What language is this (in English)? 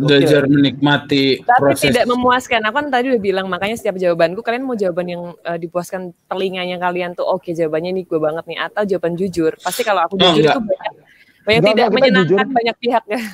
Indonesian